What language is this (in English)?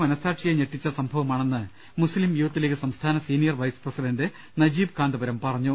Malayalam